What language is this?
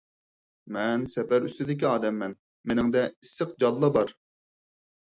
Uyghur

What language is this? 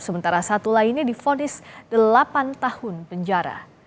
Indonesian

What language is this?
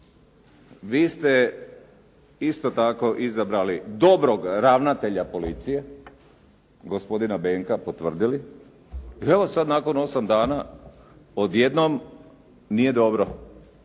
Croatian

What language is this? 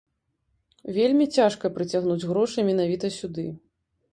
Belarusian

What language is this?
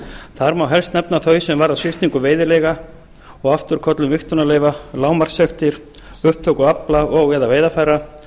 Icelandic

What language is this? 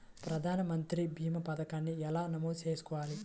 Telugu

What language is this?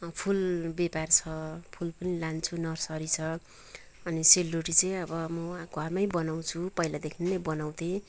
Nepali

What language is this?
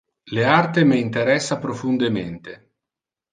Interlingua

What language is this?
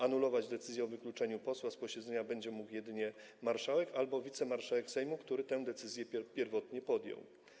Polish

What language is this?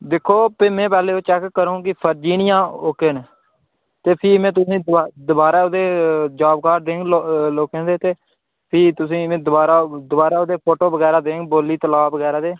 Dogri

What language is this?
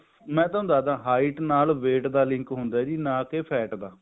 Punjabi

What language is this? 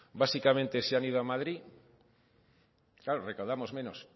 Spanish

